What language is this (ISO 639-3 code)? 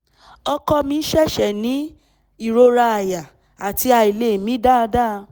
yor